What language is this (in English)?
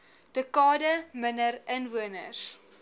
Afrikaans